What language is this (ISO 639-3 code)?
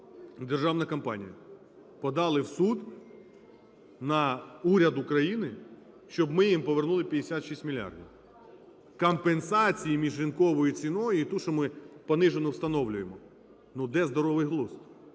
ukr